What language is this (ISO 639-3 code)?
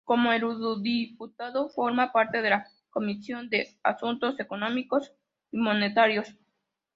spa